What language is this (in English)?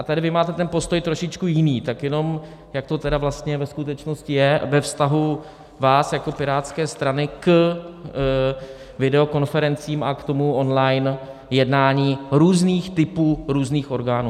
Czech